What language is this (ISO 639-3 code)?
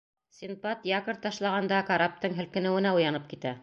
bak